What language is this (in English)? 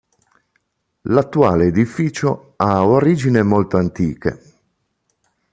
Italian